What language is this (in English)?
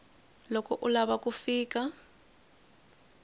Tsonga